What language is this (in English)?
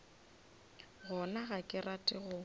Northern Sotho